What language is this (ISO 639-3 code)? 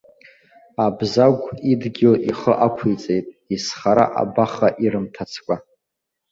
abk